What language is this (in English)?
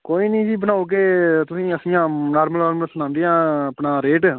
Dogri